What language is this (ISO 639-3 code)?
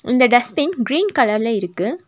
tam